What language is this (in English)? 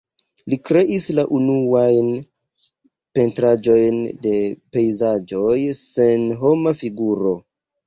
Esperanto